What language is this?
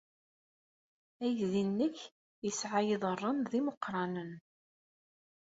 Kabyle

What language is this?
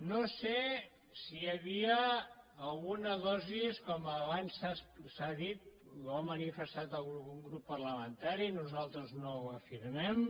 Catalan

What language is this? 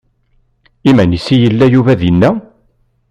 Kabyle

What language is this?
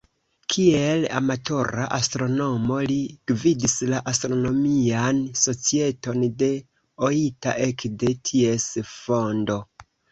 Esperanto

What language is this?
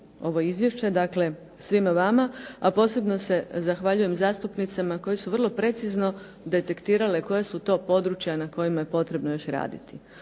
Croatian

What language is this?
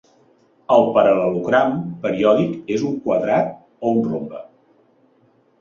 Catalan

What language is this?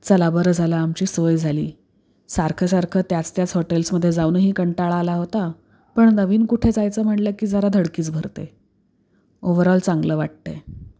Marathi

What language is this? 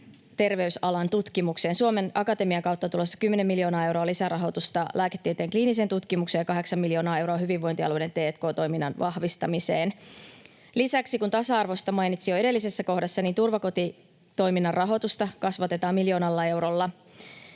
Finnish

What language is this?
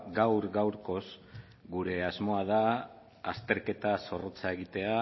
Basque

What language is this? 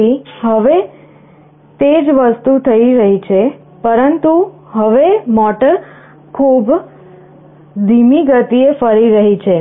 Gujarati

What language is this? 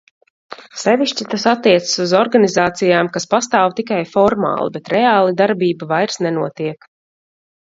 Latvian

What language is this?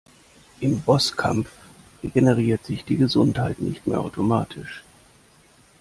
German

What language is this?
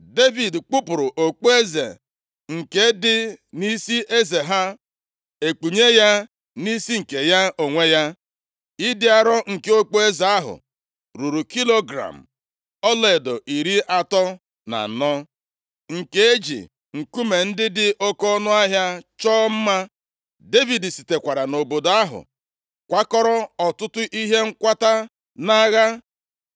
Igbo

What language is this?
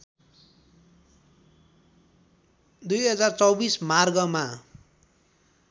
Nepali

